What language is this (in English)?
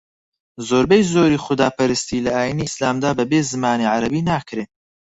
Central Kurdish